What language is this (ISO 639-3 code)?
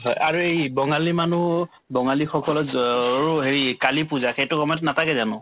asm